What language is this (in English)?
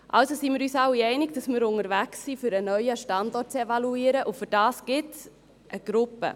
Swiss German